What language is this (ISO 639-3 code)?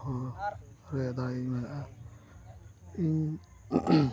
sat